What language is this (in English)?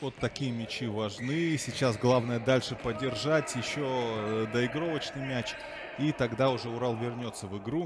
Russian